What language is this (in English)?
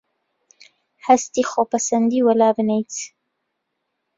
Central Kurdish